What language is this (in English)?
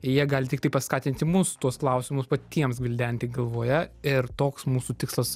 Lithuanian